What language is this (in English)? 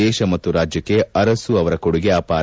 Kannada